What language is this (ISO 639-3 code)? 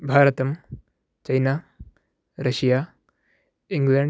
san